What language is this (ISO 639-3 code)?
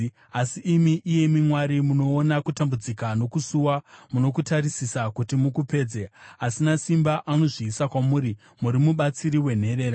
sna